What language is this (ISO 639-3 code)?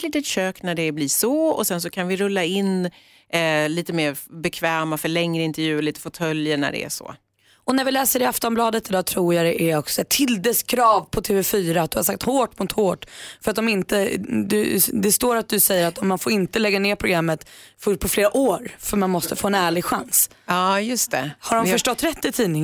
swe